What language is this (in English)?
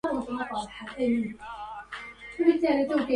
Arabic